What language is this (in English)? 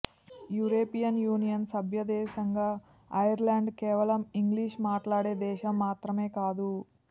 Telugu